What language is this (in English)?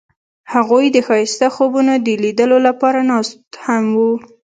Pashto